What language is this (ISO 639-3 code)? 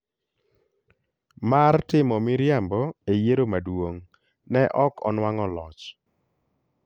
luo